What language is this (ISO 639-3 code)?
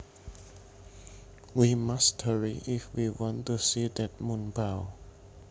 jav